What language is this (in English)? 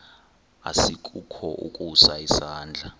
Xhosa